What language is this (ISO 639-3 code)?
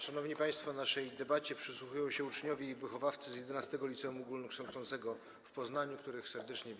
pol